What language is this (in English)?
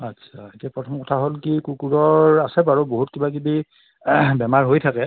Assamese